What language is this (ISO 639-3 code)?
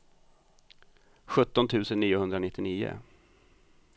swe